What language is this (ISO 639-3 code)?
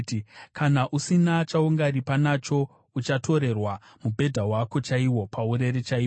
sna